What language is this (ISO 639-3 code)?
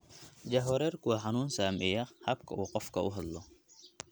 som